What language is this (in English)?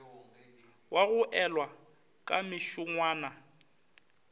Northern Sotho